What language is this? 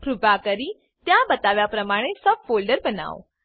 Gujarati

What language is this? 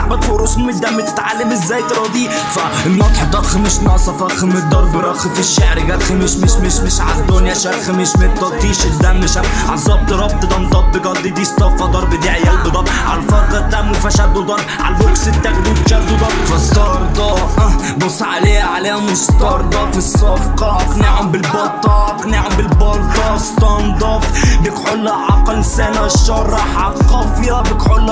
Arabic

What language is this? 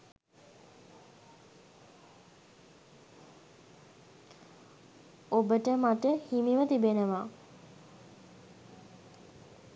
Sinhala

